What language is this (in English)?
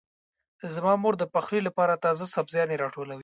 Pashto